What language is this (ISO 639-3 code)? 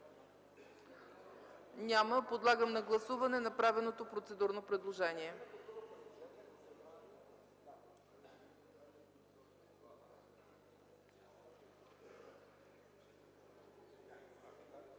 bul